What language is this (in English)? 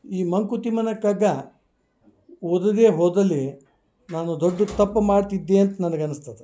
Kannada